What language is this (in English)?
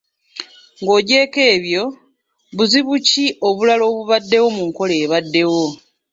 Ganda